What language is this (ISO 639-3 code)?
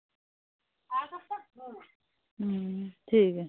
doi